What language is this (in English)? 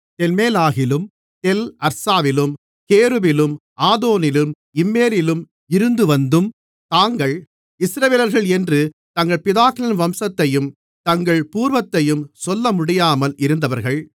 Tamil